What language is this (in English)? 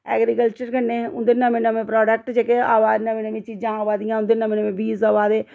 Dogri